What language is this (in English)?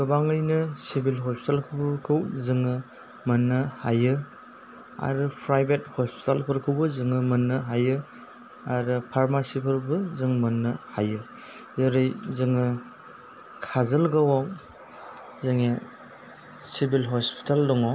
Bodo